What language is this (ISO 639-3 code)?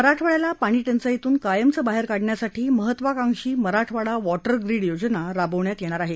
mar